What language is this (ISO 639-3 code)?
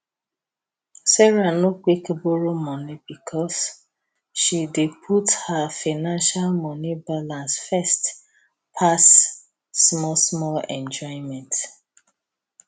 pcm